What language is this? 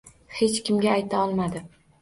Uzbek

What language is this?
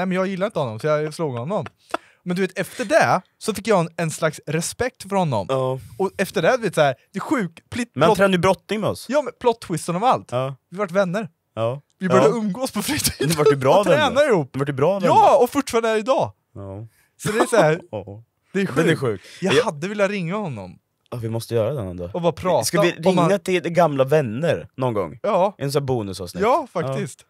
Swedish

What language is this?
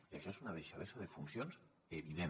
Catalan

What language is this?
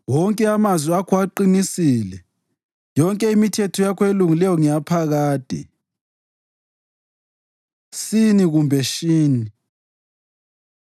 North Ndebele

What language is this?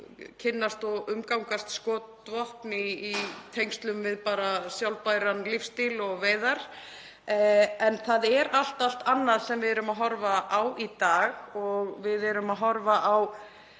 Icelandic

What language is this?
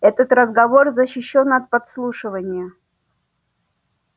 Russian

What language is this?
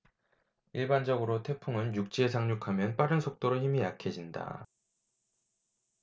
Korean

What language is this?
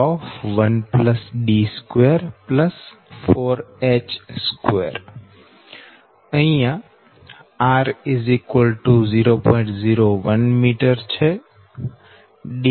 Gujarati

